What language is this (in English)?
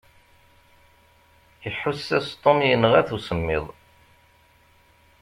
Kabyle